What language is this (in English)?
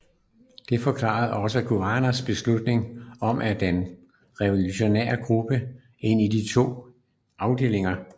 Danish